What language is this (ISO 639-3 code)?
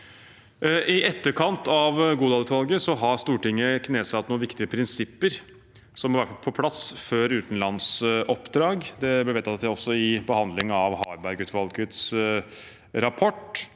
nor